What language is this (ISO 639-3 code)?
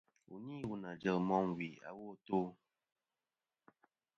bkm